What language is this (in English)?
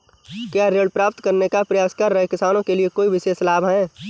Hindi